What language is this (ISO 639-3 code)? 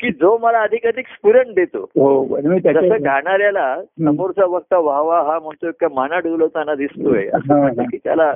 mar